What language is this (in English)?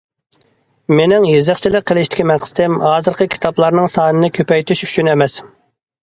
Uyghur